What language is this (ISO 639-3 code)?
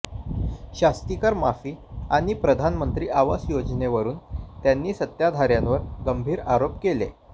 mar